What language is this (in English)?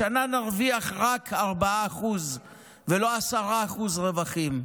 Hebrew